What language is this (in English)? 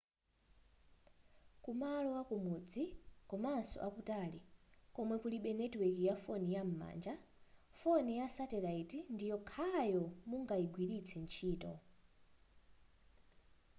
Nyanja